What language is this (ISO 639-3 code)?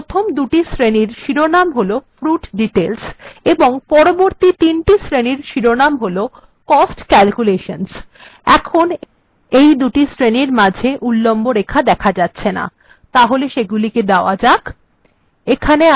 ben